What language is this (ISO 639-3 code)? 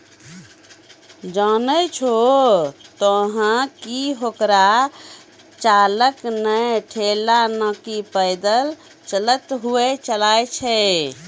mai